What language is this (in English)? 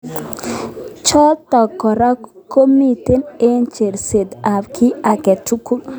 Kalenjin